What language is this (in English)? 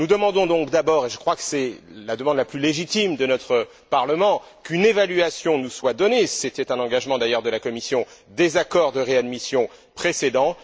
French